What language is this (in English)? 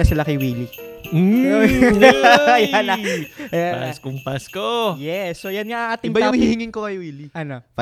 Filipino